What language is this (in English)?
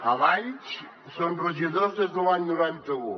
Catalan